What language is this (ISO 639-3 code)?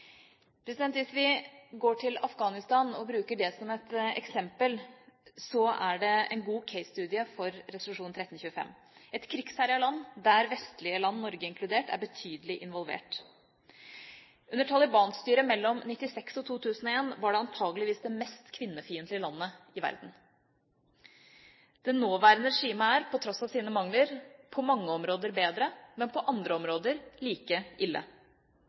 nob